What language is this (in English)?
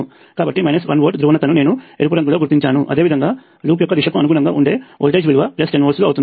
Telugu